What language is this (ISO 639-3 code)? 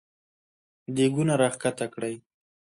pus